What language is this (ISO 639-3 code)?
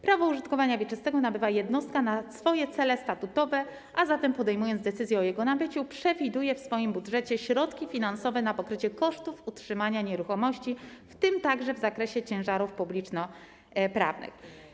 pol